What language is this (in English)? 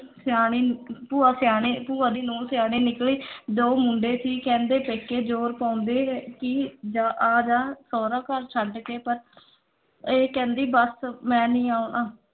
Punjabi